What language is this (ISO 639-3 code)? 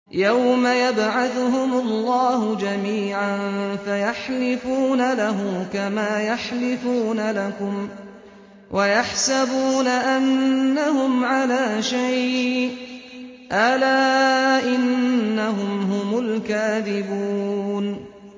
ara